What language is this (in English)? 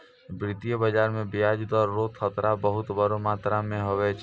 Maithili